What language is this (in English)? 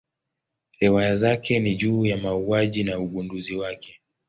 Swahili